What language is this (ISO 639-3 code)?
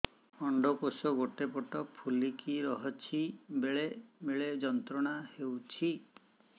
ori